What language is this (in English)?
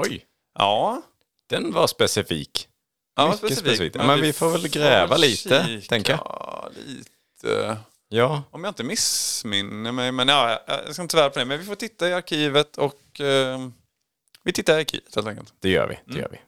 Swedish